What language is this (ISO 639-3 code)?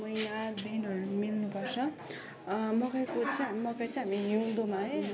nep